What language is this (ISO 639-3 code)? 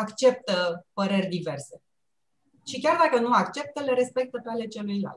ron